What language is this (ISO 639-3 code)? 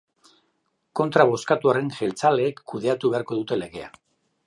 eus